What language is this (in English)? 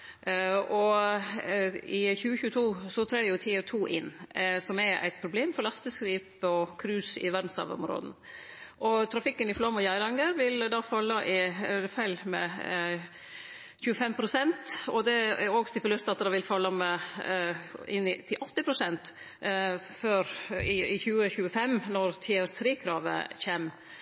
Norwegian Nynorsk